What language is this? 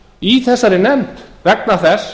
Icelandic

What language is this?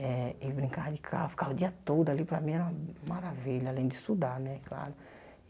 Portuguese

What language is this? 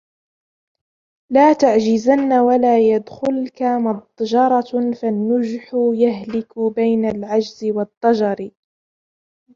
Arabic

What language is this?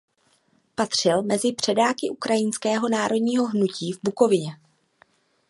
Czech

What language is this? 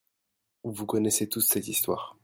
French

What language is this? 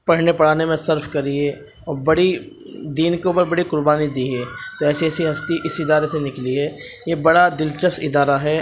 Urdu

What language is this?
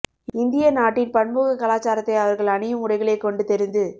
Tamil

